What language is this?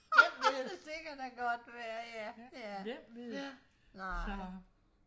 Danish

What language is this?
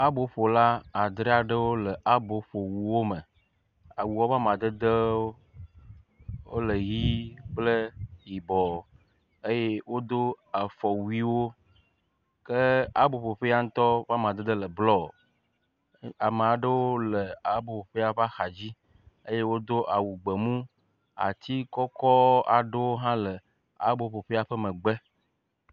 Ewe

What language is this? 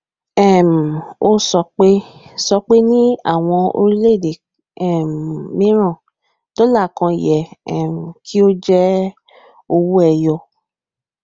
Yoruba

